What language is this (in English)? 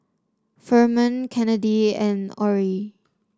English